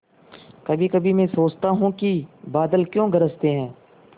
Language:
Hindi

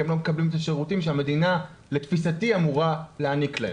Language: Hebrew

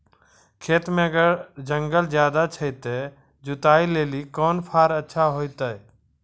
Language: Maithili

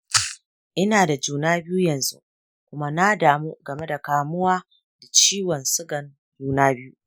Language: Hausa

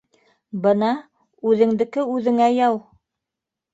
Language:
Bashkir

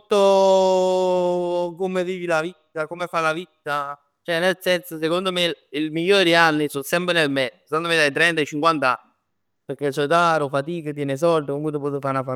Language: Neapolitan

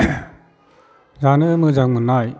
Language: Bodo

